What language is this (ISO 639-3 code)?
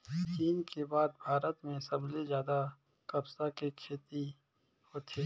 hne